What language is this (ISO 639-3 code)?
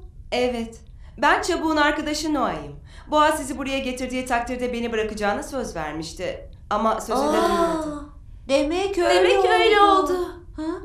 tur